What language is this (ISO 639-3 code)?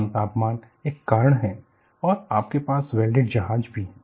hin